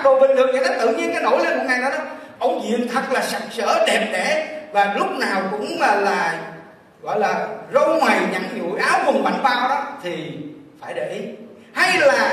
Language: Vietnamese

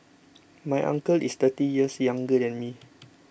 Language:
English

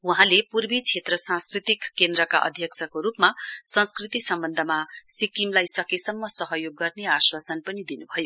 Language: Nepali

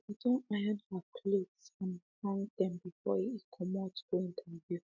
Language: Nigerian Pidgin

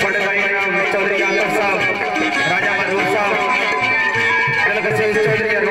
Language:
Arabic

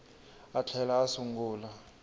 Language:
Tsonga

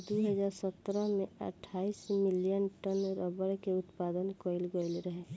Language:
Bhojpuri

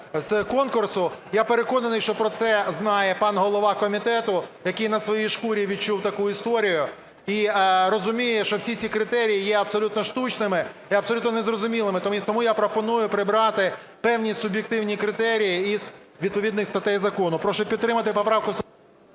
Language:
Ukrainian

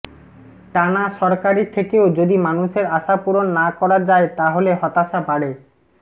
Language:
Bangla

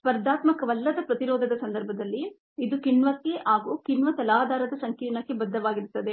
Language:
Kannada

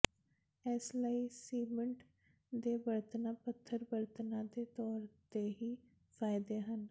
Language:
Punjabi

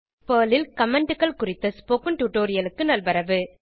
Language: Tamil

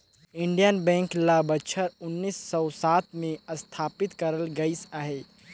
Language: Chhattisgarhi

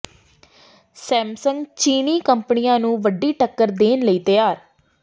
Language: Punjabi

